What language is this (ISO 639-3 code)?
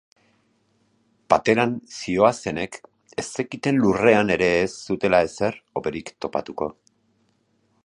eus